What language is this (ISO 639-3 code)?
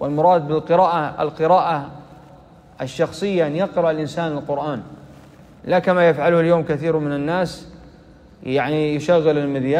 ara